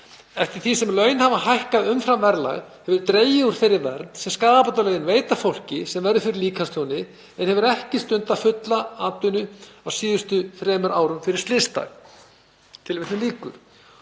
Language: Icelandic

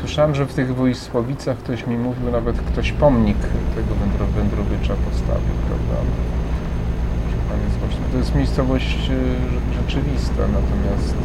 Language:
Polish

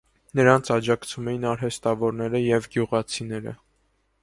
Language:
Armenian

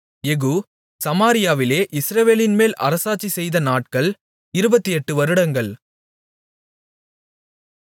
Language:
Tamil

